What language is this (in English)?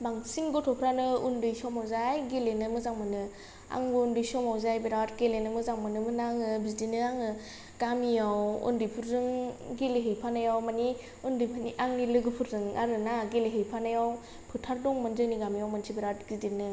Bodo